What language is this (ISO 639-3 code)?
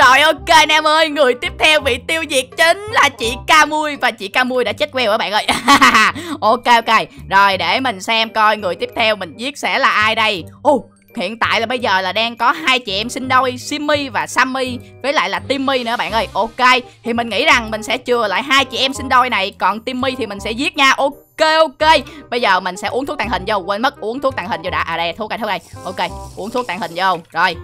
vie